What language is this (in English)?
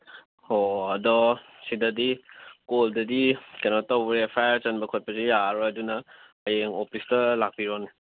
Manipuri